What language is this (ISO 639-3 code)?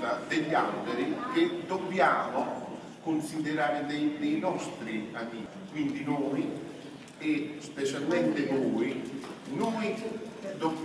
ita